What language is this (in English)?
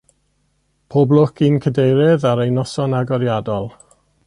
Welsh